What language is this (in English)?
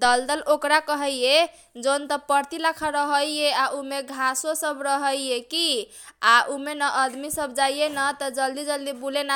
Kochila Tharu